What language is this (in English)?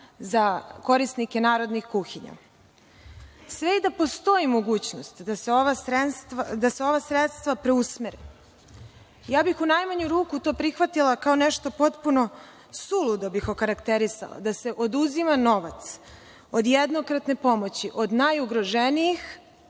Serbian